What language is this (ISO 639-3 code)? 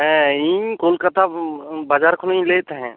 sat